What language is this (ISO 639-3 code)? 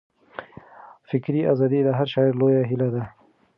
pus